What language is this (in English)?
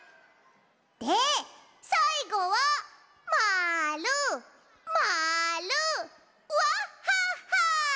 Japanese